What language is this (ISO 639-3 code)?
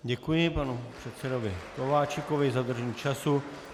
ces